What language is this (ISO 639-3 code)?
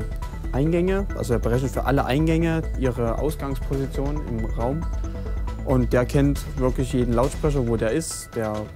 deu